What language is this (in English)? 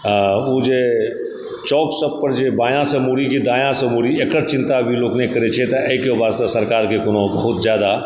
Maithili